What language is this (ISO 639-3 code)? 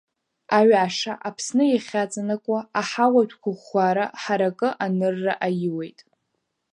abk